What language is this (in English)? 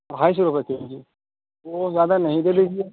Urdu